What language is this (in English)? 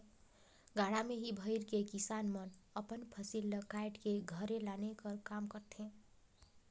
Chhattisgarhi